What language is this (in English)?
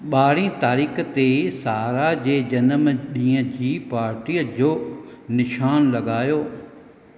Sindhi